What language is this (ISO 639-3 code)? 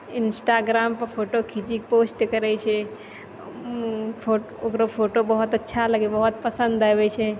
mai